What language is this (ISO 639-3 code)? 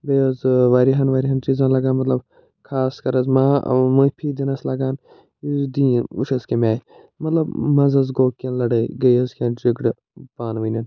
kas